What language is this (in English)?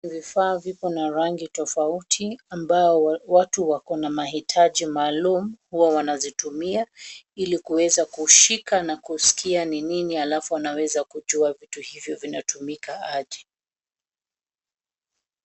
Swahili